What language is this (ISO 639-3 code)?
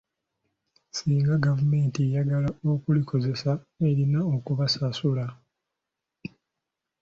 lug